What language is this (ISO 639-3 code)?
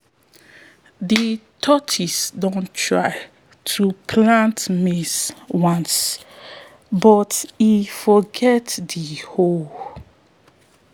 pcm